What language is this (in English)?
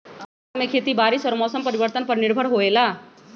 Magahi